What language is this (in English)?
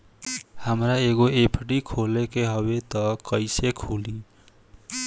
Bhojpuri